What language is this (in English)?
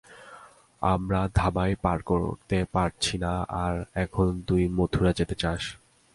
Bangla